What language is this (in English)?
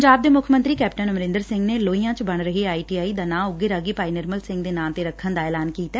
Punjabi